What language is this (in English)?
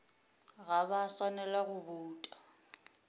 Northern Sotho